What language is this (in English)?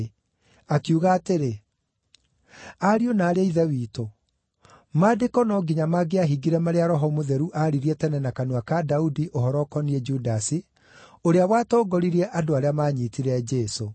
Kikuyu